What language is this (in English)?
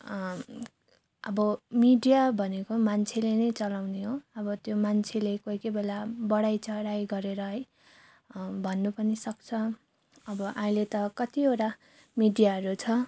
Nepali